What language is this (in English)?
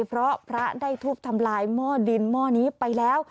Thai